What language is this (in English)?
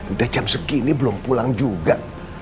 Indonesian